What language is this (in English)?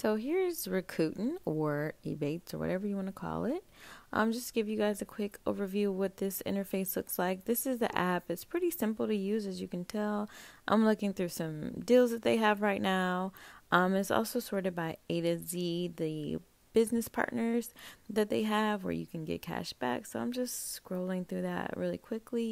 English